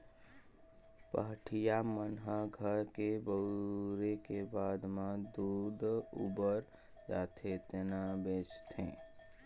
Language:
Chhattisgarhi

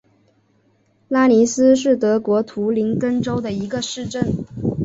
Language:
Chinese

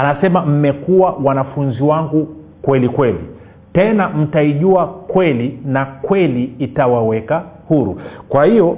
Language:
Swahili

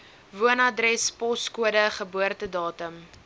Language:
Afrikaans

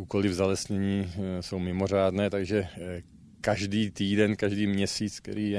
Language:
Czech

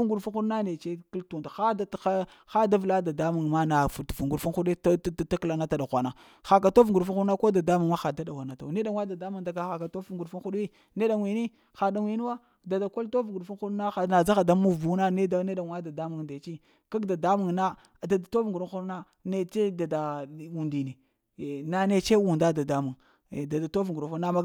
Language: Lamang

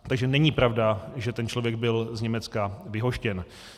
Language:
Czech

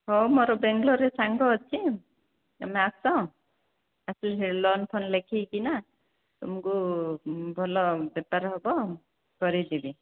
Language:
Odia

